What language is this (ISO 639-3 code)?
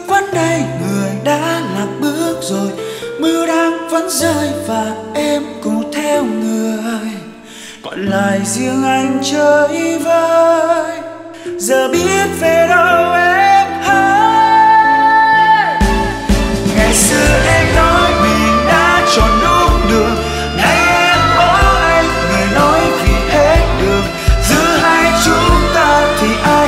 vie